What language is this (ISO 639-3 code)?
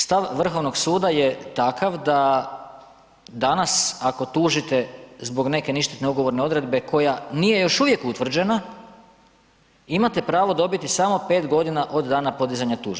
hrv